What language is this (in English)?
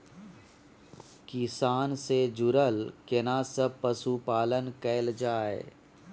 Maithili